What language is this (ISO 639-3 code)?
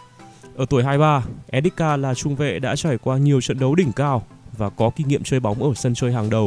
vie